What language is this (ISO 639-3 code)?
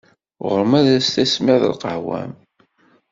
kab